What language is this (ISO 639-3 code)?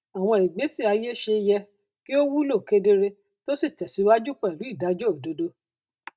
yor